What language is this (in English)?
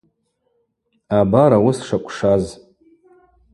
Abaza